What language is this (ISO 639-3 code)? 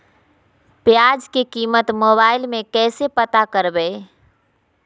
mag